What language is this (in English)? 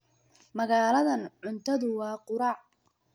Somali